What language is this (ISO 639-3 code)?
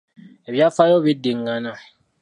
lug